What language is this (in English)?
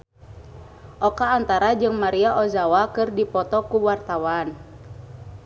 Sundanese